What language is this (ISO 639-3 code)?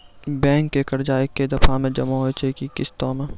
mai